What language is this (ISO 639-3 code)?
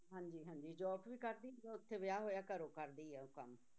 pan